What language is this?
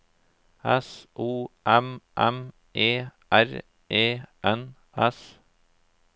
Norwegian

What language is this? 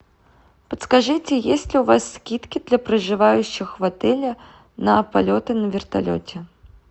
Russian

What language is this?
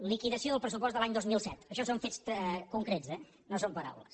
Catalan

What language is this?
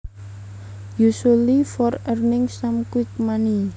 Javanese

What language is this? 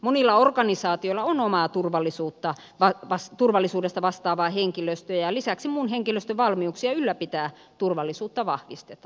Finnish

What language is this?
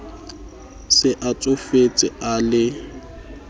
Southern Sotho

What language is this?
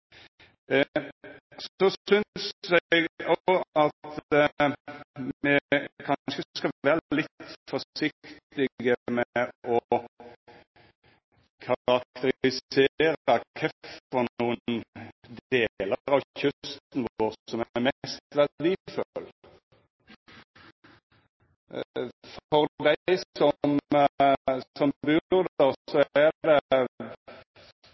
Norwegian Nynorsk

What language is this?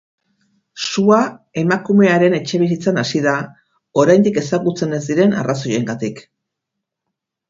Basque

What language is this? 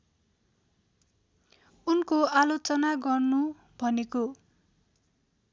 Nepali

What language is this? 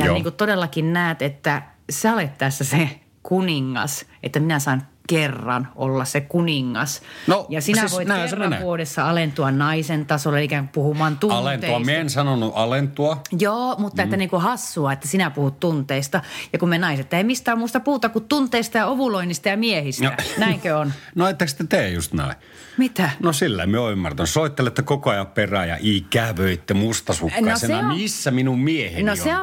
Finnish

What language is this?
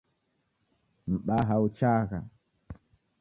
Taita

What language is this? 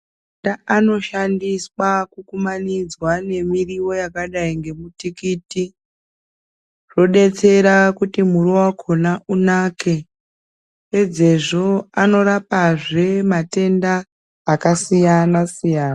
Ndau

